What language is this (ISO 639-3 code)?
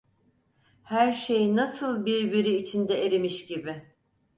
tur